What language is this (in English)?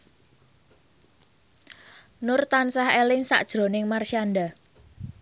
Javanese